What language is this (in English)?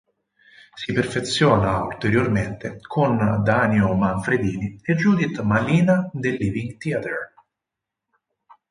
Italian